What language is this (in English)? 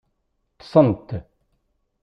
Kabyle